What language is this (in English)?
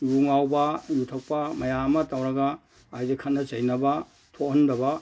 Manipuri